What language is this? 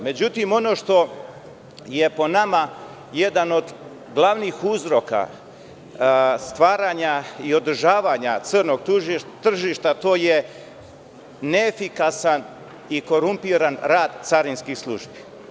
Serbian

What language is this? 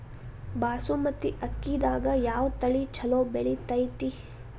Kannada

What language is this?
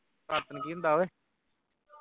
Punjabi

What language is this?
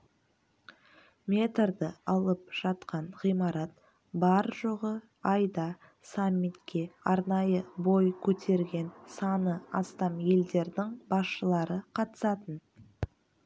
Kazakh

